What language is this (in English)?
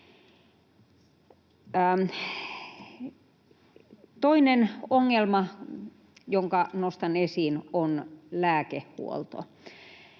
Finnish